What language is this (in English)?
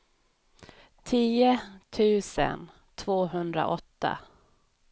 Swedish